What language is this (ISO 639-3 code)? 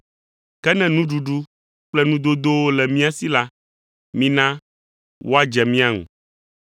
ewe